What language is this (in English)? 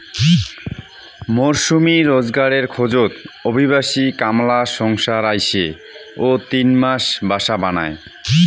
Bangla